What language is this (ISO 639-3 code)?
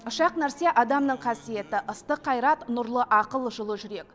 kaz